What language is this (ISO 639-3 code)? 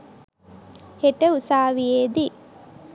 sin